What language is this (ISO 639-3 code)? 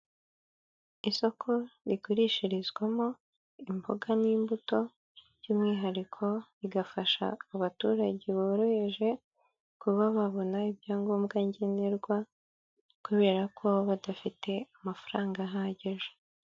kin